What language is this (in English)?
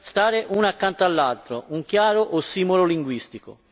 Italian